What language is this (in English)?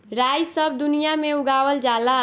Bhojpuri